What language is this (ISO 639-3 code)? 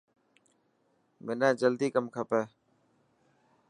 mki